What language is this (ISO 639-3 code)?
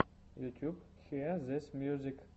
rus